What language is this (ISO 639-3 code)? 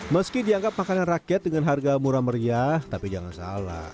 ind